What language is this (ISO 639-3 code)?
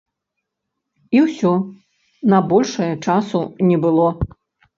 bel